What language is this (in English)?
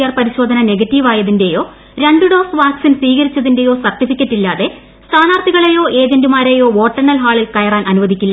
Malayalam